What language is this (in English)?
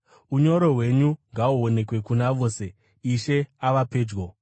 Shona